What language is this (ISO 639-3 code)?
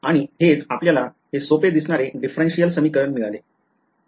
mar